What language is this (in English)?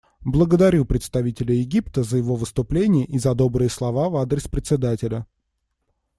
Russian